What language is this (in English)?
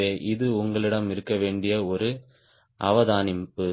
Tamil